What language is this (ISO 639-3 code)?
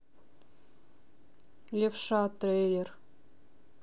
rus